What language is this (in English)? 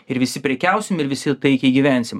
Lithuanian